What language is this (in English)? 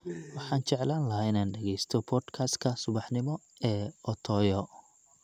Somali